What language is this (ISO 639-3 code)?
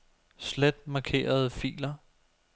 dan